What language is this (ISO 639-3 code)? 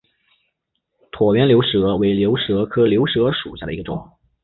zho